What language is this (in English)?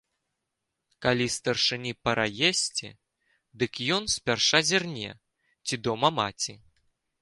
Belarusian